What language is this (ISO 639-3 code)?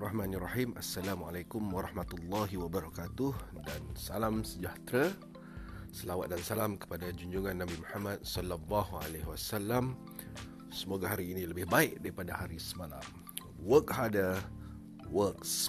msa